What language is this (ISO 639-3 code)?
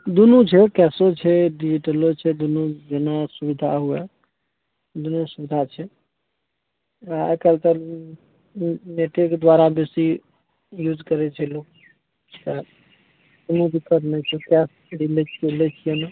mai